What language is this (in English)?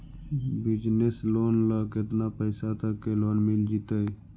Magahi